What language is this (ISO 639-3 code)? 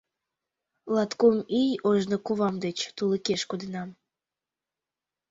chm